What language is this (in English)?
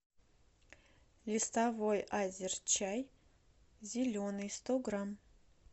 Russian